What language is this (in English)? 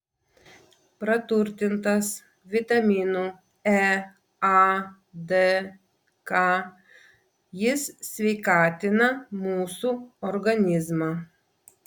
Lithuanian